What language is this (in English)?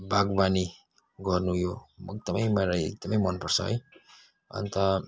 Nepali